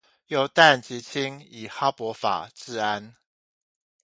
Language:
Chinese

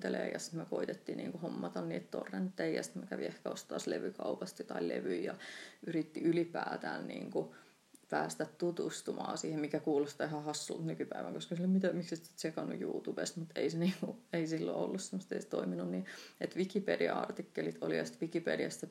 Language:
Finnish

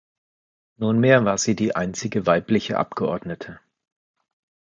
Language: German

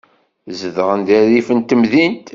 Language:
Kabyle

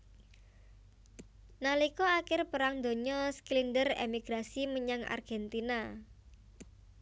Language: Javanese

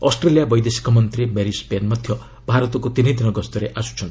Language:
Odia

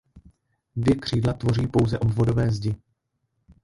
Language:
Czech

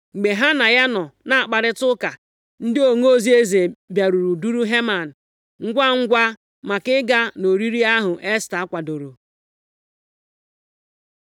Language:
Igbo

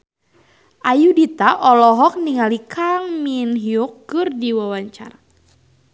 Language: Sundanese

